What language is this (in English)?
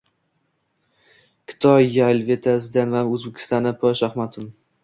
Uzbek